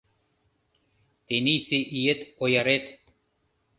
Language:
Mari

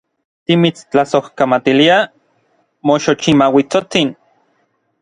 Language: Orizaba Nahuatl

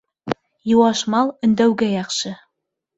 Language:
Bashkir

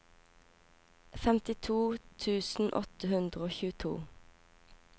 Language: Norwegian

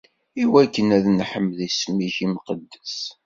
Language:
Kabyle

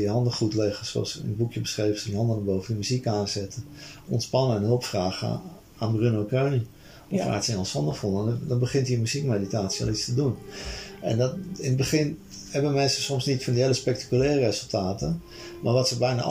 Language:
Dutch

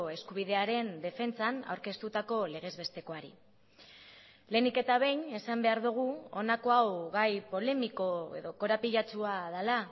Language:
Basque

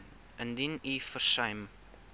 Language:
Afrikaans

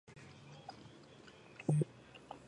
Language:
Georgian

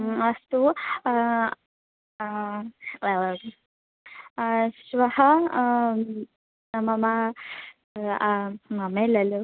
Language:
Sanskrit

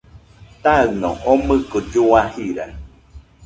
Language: Nüpode Huitoto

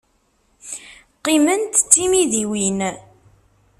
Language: Kabyle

